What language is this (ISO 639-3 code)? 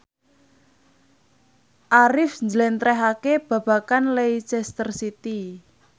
jav